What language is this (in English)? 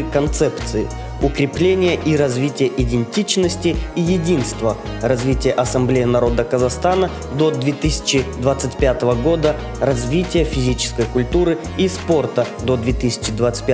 Russian